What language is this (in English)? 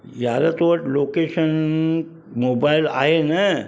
Sindhi